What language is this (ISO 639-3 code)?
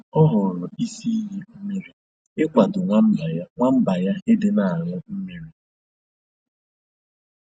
ibo